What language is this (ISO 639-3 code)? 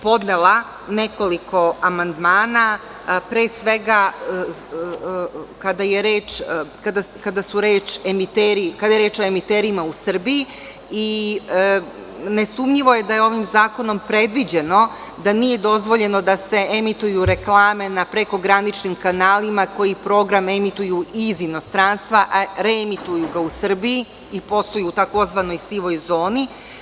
srp